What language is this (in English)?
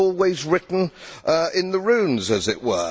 English